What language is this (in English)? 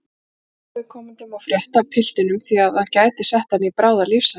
Icelandic